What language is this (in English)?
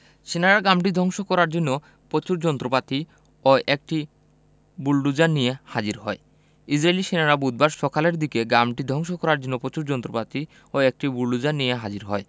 Bangla